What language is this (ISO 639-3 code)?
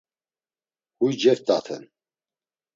lzz